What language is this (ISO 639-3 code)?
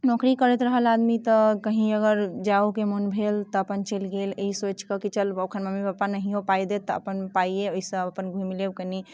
mai